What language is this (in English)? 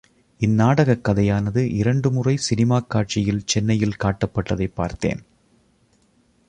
Tamil